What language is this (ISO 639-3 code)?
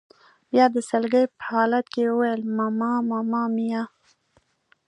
pus